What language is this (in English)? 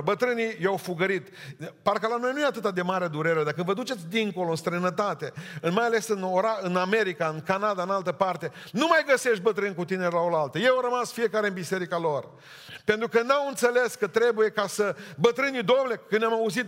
Romanian